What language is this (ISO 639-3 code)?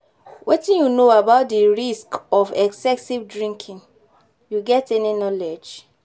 pcm